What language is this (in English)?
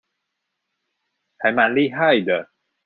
Chinese